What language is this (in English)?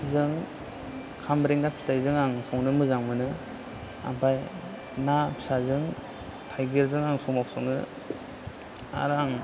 Bodo